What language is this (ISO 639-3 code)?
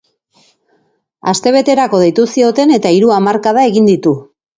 eus